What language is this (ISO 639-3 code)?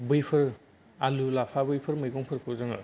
brx